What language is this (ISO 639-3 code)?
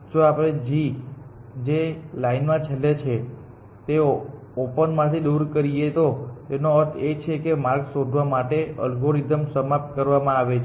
guj